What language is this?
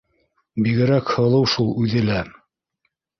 Bashkir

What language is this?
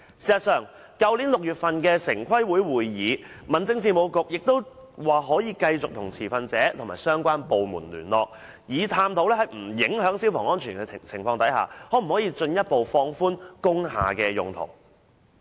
Cantonese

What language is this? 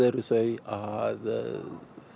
Icelandic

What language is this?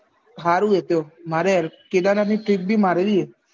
Gujarati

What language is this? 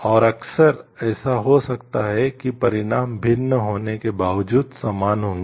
Hindi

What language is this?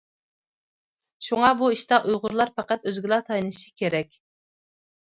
Uyghur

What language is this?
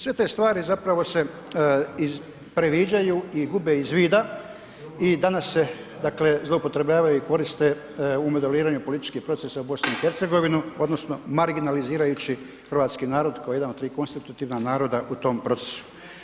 Croatian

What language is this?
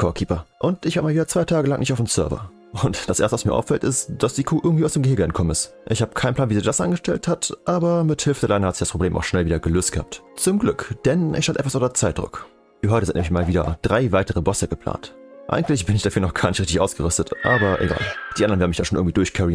German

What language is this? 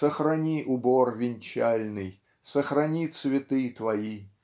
Russian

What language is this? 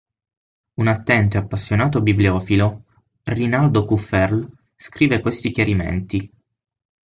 Italian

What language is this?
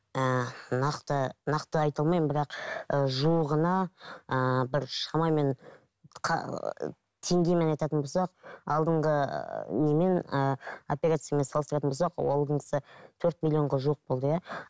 Kazakh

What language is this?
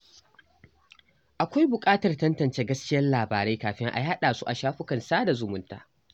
Hausa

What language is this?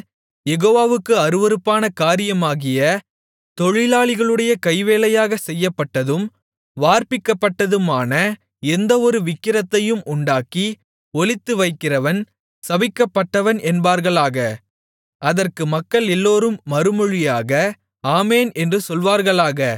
Tamil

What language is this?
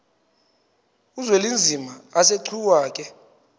Xhosa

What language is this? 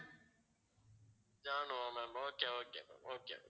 Tamil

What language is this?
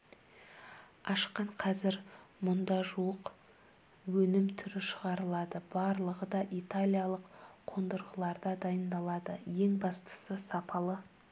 Kazakh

